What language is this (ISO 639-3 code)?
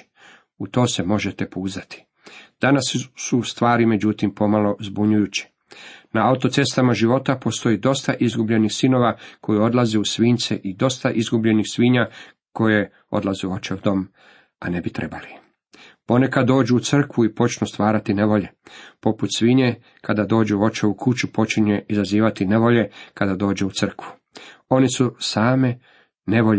hrv